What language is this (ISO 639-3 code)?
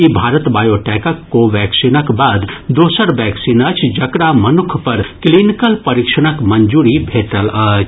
mai